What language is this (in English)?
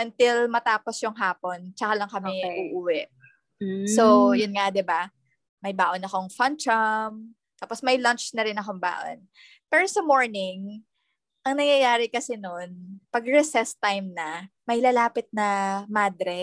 Filipino